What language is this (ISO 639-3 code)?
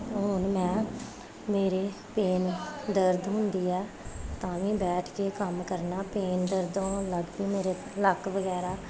pan